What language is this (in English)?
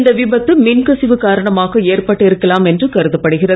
Tamil